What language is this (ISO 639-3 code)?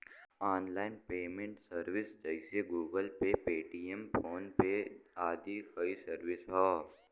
bho